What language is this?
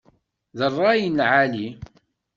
Kabyle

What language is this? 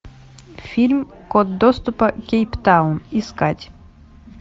Russian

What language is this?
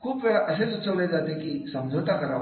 Marathi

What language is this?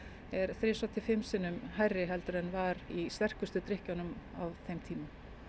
Icelandic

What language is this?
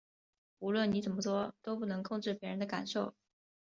Chinese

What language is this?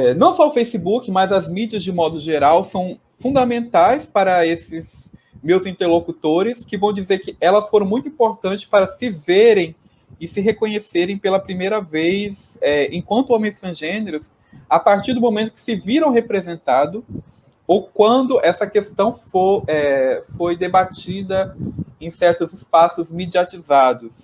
Portuguese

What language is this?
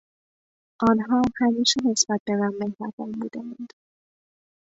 Persian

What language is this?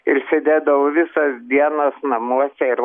Lithuanian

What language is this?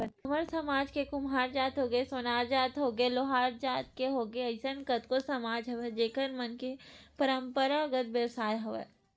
Chhattisgarhi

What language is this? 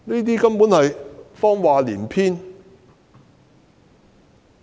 Cantonese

